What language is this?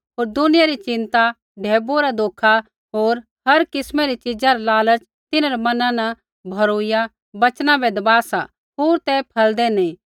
Kullu Pahari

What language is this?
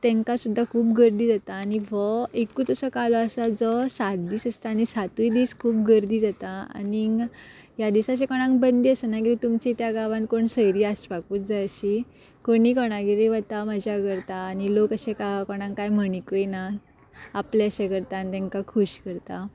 Konkani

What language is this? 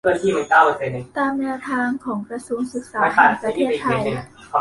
Thai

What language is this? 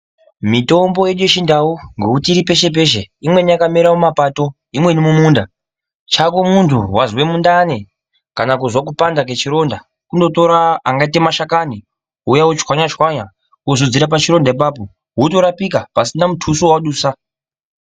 Ndau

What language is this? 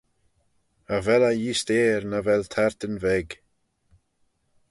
Manx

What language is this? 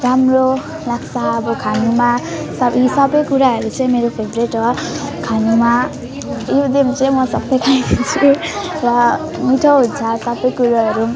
Nepali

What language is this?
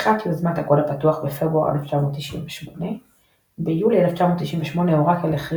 Hebrew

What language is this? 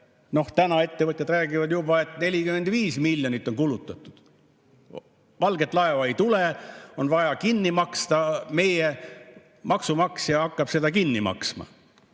Estonian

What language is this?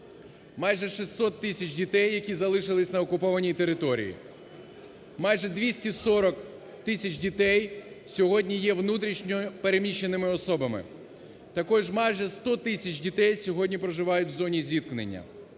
Ukrainian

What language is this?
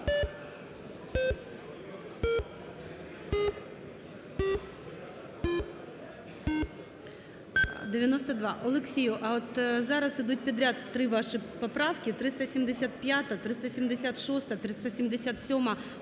Ukrainian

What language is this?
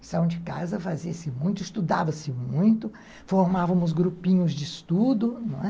Portuguese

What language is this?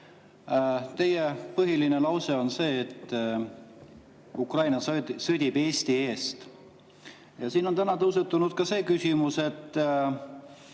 Estonian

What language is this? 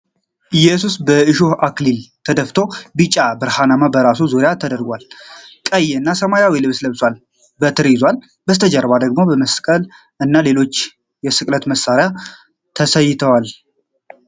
Amharic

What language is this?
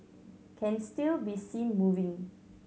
English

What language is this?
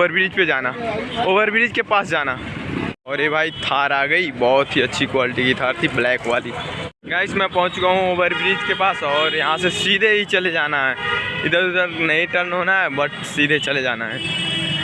Hindi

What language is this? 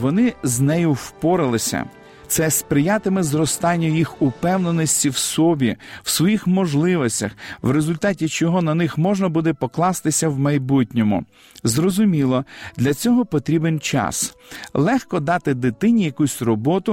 Ukrainian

